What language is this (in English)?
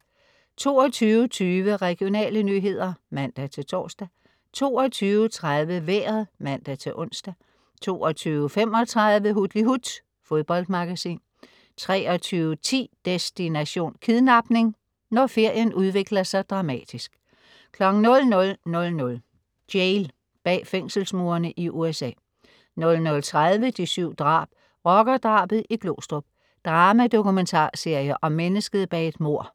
Danish